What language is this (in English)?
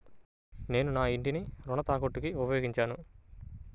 Telugu